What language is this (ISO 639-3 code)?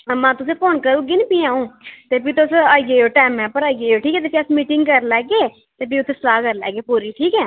doi